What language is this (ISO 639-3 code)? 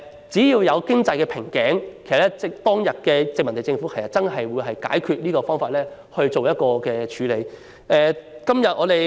yue